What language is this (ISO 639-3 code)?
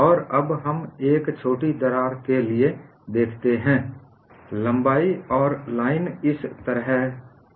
hin